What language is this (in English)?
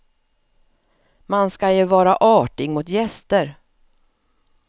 Swedish